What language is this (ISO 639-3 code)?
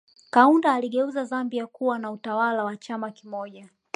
swa